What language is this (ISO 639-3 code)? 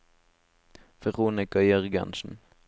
nor